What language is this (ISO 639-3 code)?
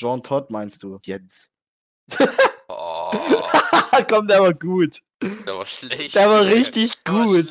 deu